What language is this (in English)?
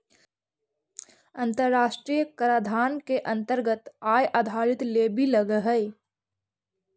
Magahi